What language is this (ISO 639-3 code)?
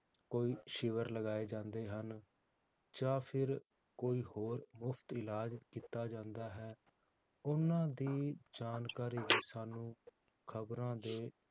pan